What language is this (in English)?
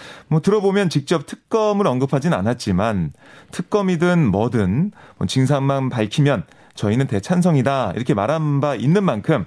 Korean